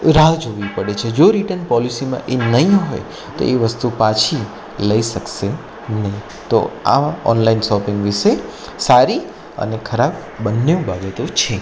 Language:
Gujarati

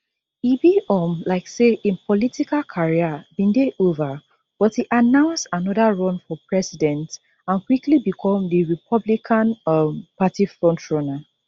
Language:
Nigerian Pidgin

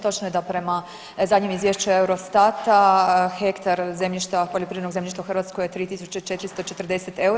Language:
Croatian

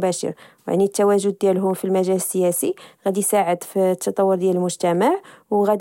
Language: Moroccan Arabic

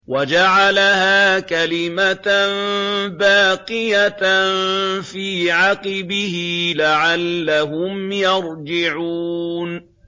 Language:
Arabic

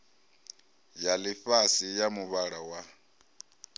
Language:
Venda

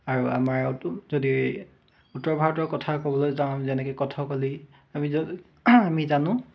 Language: Assamese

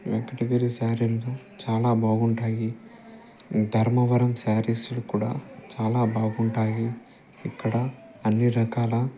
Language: Telugu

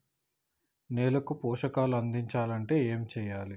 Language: Telugu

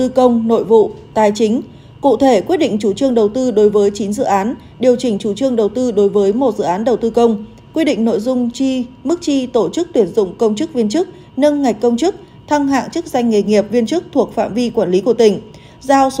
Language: Vietnamese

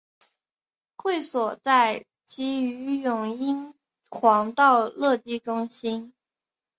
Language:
Chinese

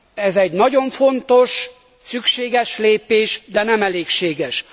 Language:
Hungarian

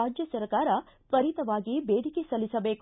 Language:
Kannada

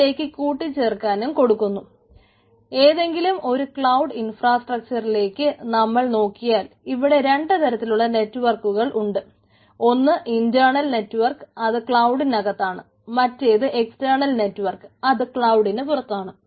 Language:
Malayalam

